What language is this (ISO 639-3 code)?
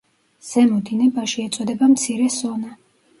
kat